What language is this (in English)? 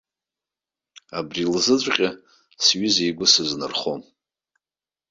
Abkhazian